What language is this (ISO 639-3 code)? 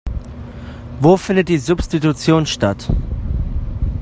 deu